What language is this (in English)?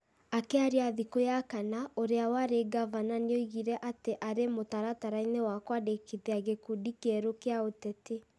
Kikuyu